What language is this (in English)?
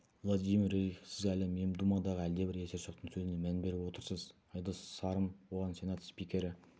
Kazakh